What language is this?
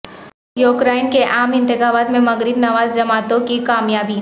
Urdu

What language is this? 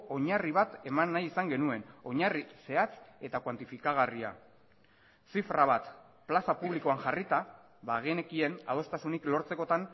Basque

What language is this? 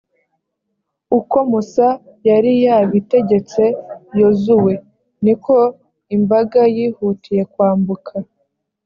Kinyarwanda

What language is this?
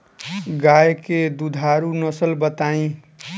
Bhojpuri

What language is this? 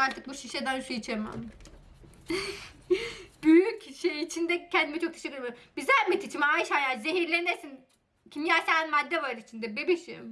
Turkish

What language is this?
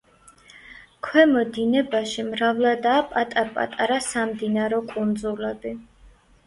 Georgian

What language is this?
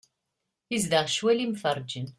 Kabyle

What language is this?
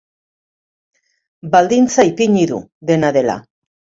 Basque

